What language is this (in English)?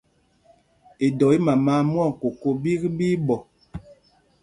Mpumpong